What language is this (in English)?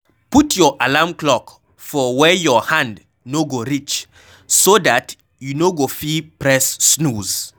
Nigerian Pidgin